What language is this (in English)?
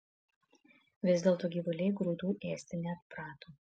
Lithuanian